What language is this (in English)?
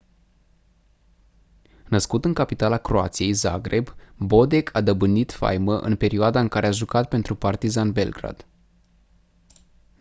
Romanian